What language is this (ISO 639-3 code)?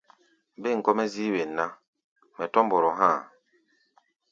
gba